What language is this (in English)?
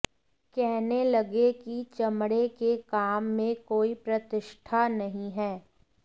Hindi